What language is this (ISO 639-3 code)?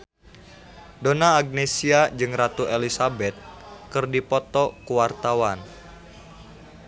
sun